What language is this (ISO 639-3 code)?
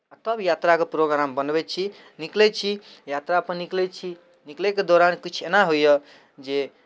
mai